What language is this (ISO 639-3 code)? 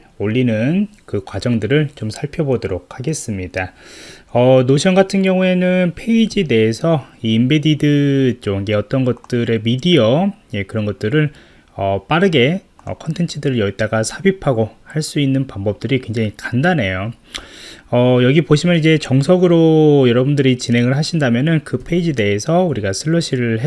kor